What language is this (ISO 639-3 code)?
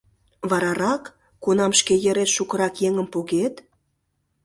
chm